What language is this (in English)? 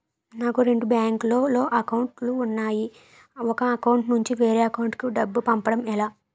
Telugu